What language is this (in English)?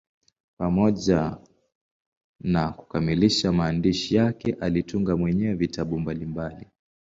Swahili